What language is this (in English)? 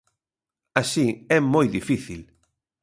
Galician